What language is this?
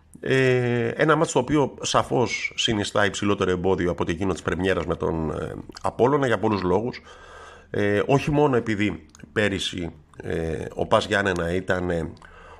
Greek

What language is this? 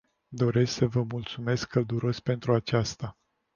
Romanian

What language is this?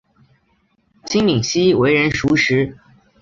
Chinese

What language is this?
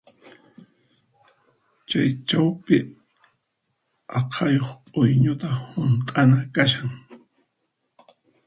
Puno Quechua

